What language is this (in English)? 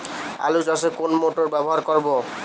Bangla